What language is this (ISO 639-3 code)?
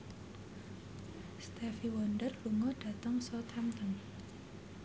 jav